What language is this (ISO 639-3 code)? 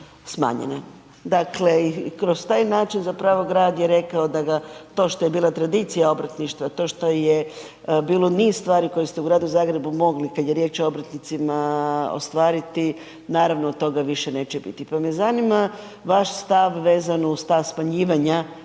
hrv